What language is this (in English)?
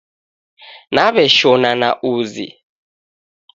Taita